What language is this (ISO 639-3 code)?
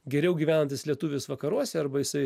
lit